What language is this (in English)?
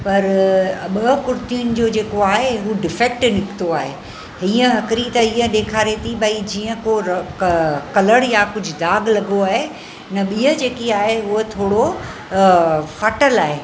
Sindhi